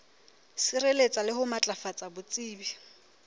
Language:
Southern Sotho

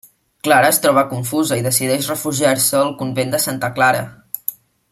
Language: Catalan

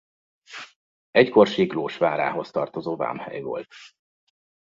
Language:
Hungarian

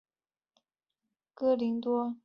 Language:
Chinese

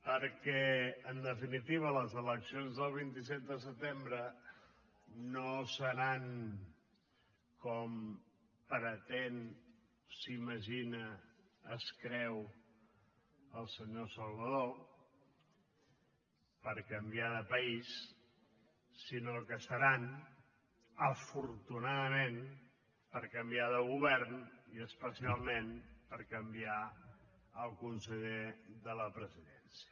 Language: Catalan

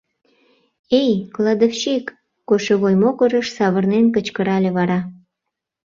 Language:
Mari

